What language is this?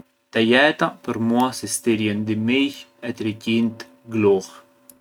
Arbëreshë Albanian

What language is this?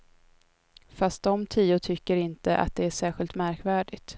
Swedish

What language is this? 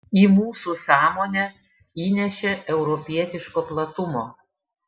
Lithuanian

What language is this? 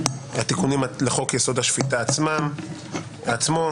Hebrew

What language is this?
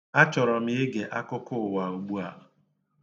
Igbo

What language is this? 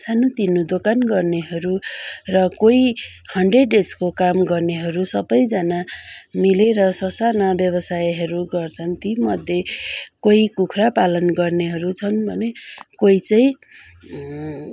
Nepali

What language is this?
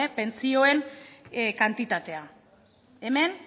Basque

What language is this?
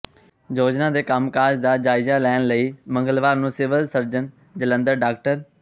Punjabi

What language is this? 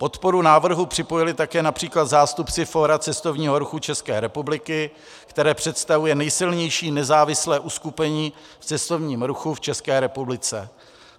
Czech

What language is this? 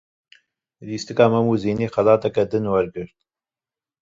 Kurdish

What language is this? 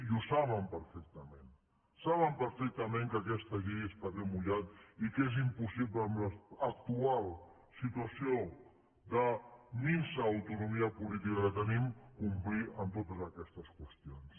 Catalan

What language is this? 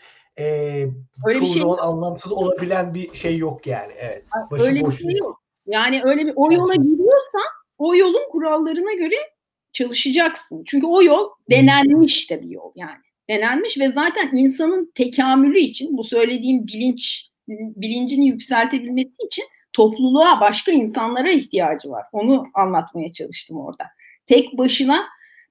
Turkish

